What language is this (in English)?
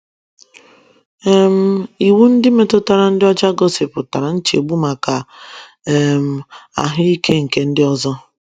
Igbo